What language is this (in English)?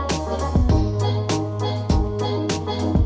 Thai